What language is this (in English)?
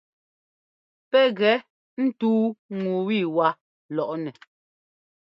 Ngomba